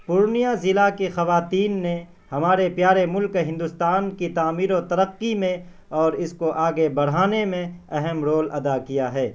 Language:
Urdu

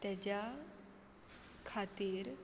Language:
Konkani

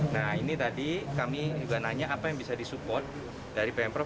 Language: Indonesian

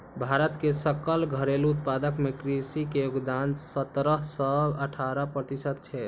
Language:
Maithili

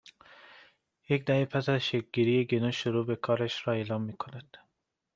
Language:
Persian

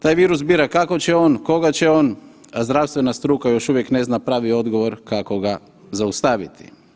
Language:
Croatian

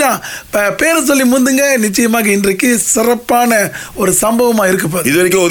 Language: Tamil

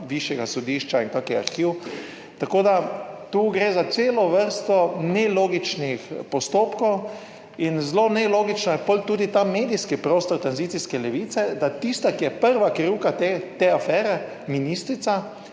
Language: Slovenian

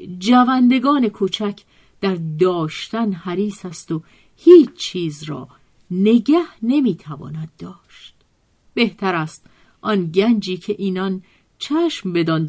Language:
Persian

